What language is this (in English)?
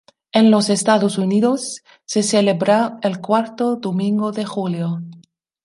Spanish